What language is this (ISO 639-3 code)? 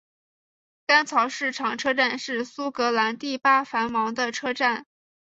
zho